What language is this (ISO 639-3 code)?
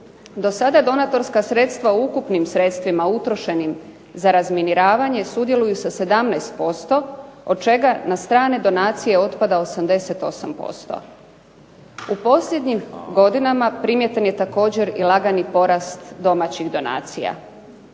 hrv